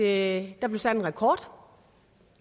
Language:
Danish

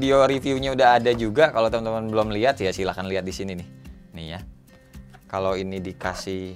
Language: Indonesian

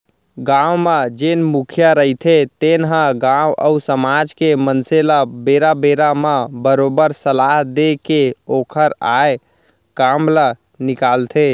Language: Chhattisgarhi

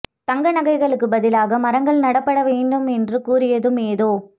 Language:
Tamil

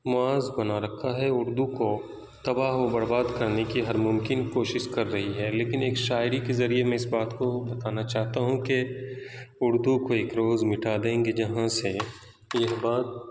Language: Urdu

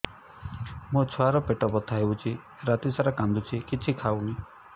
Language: Odia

